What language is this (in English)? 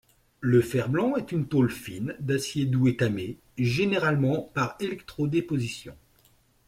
French